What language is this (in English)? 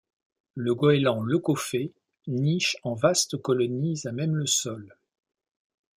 French